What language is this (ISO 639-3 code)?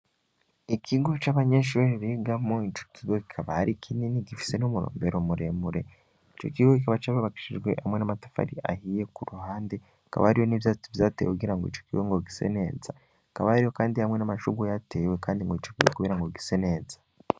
run